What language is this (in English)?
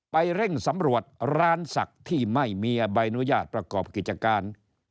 Thai